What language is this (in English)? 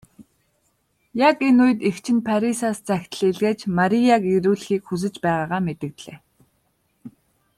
Mongolian